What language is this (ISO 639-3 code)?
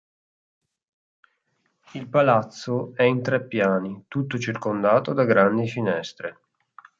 ita